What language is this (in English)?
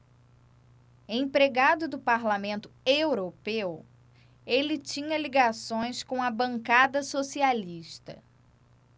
Portuguese